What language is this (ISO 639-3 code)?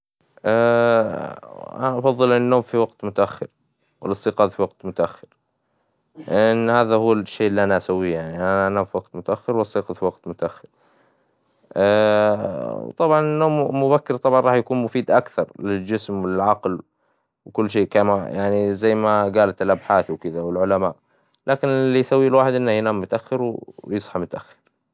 acw